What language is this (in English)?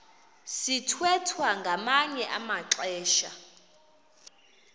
Xhosa